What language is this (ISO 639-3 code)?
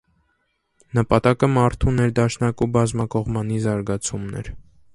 hye